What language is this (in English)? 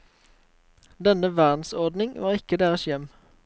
Norwegian